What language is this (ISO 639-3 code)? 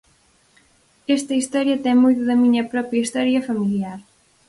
glg